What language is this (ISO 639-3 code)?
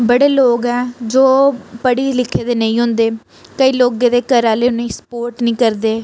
doi